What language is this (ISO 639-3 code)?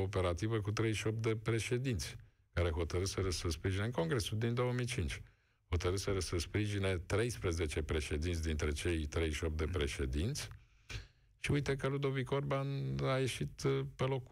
ron